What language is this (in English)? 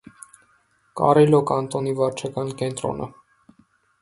Armenian